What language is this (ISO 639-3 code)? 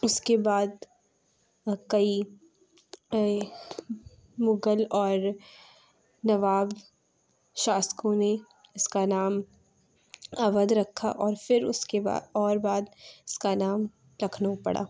urd